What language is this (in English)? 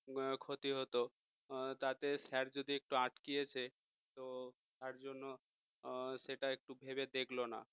Bangla